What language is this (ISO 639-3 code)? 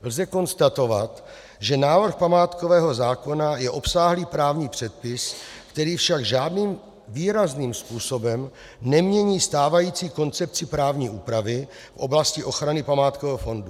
ces